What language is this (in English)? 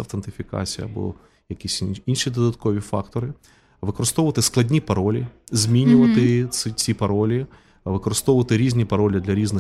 Ukrainian